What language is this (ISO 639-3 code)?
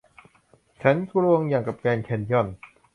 tha